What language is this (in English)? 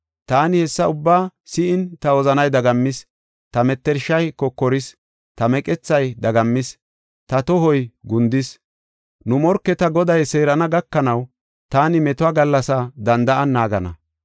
Gofa